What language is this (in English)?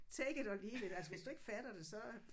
Danish